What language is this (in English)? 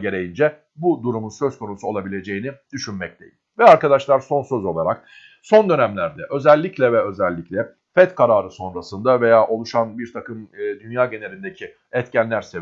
Turkish